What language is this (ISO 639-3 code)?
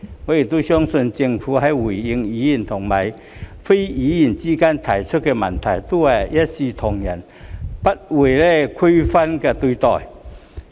yue